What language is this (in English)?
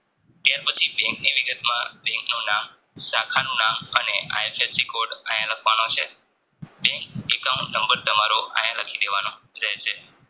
Gujarati